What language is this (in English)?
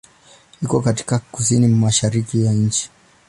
Swahili